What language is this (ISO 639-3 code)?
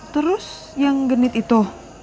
ind